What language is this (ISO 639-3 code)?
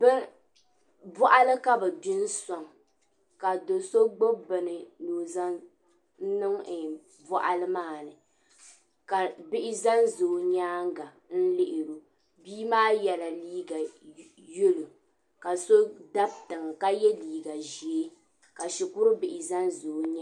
dag